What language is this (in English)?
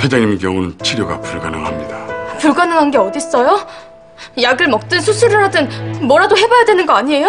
Korean